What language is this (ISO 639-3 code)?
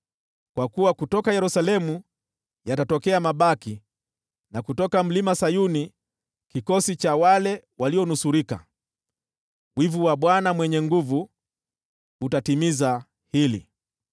swa